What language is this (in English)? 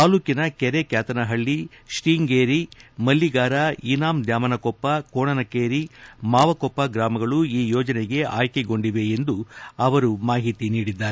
Kannada